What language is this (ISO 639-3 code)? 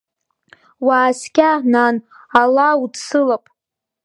abk